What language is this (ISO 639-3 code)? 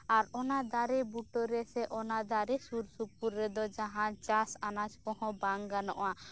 sat